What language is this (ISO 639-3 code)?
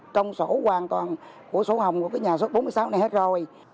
vie